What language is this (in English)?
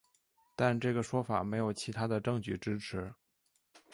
Chinese